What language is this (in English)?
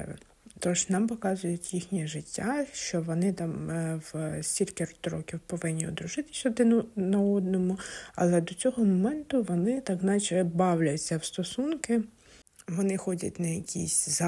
Ukrainian